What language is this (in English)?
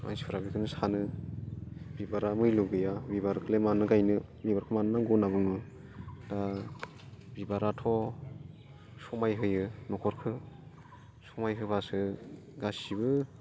Bodo